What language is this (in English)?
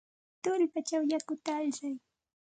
Santa Ana de Tusi Pasco Quechua